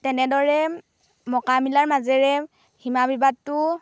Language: Assamese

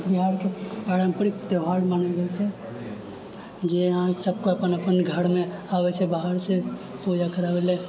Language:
Maithili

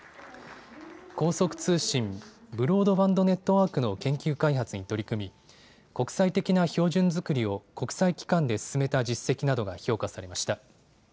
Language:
Japanese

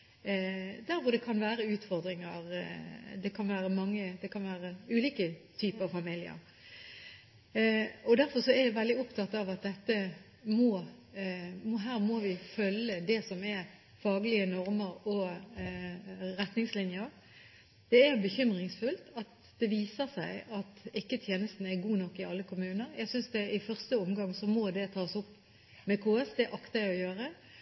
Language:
Norwegian Bokmål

